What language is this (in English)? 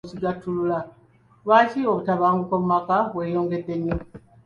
Ganda